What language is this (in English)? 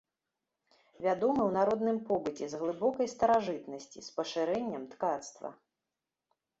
Belarusian